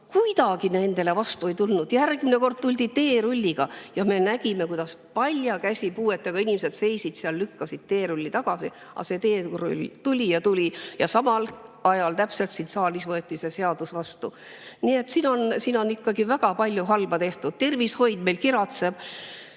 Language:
Estonian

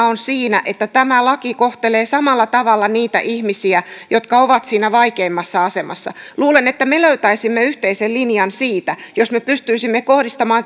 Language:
Finnish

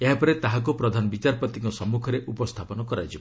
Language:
Odia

